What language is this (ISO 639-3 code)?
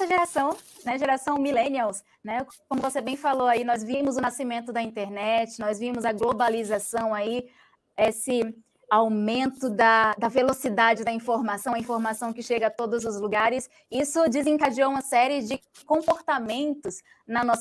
por